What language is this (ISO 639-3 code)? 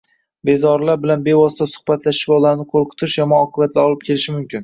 uzb